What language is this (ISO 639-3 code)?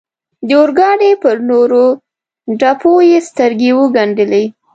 pus